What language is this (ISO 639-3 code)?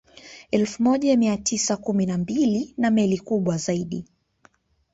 swa